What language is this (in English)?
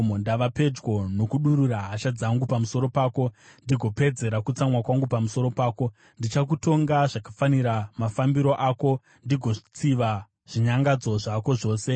Shona